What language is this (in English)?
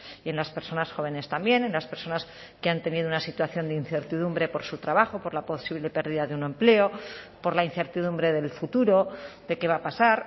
Spanish